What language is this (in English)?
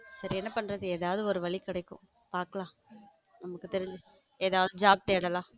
Tamil